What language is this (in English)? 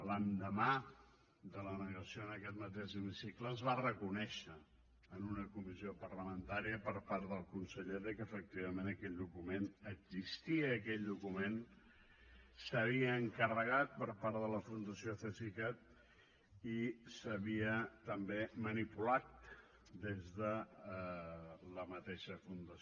Catalan